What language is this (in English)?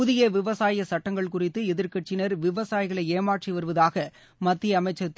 Tamil